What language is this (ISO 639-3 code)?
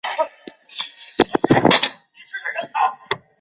zho